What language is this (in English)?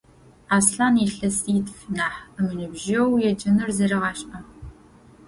Adyghe